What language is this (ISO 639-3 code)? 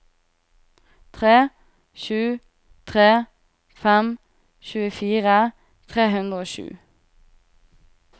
nor